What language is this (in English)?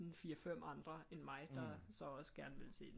Danish